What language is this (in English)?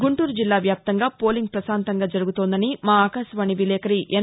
Telugu